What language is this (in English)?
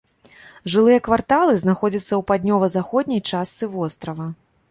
Belarusian